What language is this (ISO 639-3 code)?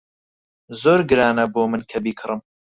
ckb